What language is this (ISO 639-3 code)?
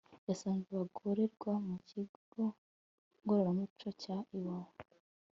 kin